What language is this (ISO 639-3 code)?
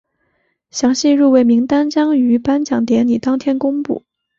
zho